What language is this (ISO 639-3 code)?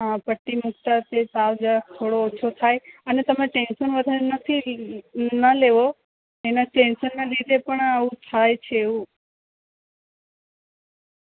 guj